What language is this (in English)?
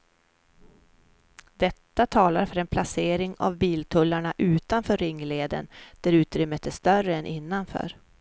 Swedish